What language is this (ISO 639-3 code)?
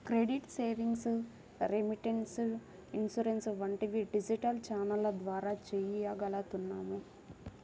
tel